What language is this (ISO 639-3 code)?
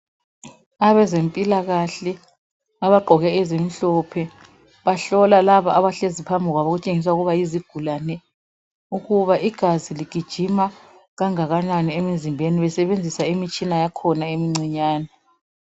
nde